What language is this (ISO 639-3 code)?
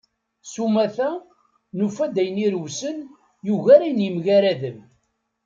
kab